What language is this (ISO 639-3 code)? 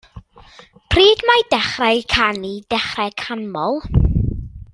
cym